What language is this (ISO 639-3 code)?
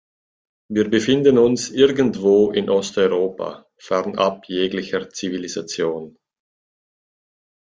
deu